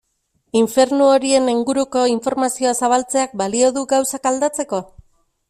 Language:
Basque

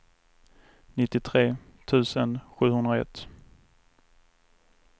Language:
Swedish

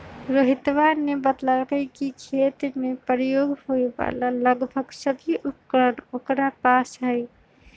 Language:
Magahi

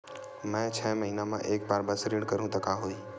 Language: Chhattisgarhi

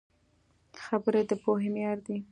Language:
Pashto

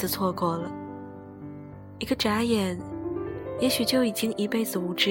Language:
Chinese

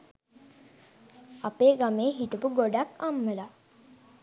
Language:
Sinhala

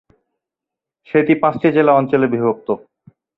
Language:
Bangla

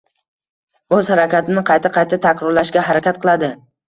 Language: Uzbek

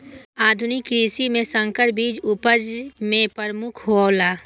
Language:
Maithili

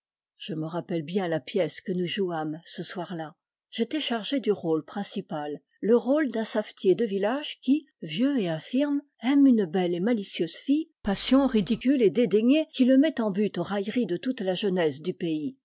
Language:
French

